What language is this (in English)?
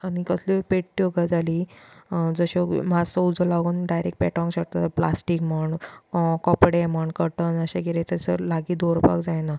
Konkani